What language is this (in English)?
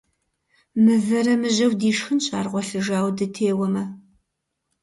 Kabardian